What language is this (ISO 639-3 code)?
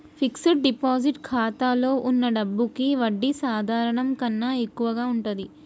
tel